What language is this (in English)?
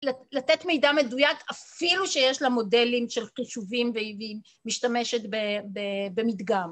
Hebrew